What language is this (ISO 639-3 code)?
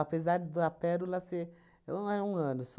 por